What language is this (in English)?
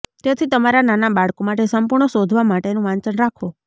Gujarati